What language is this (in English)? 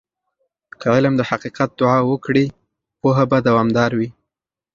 Pashto